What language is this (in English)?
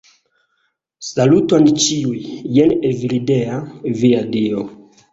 Esperanto